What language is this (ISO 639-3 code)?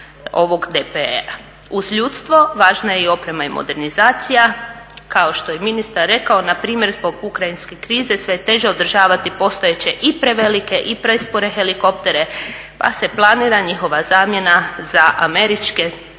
hrv